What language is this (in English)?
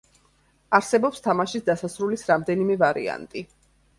Georgian